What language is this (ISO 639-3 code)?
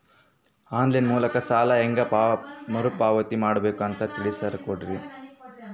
kan